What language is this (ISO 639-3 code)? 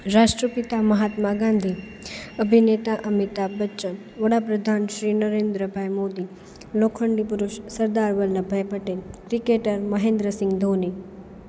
guj